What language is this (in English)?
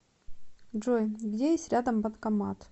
Russian